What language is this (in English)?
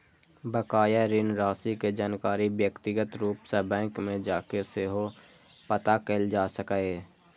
Maithili